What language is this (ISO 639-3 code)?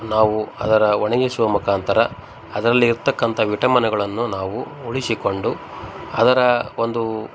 kan